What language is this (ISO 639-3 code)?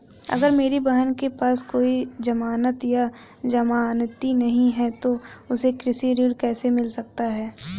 hin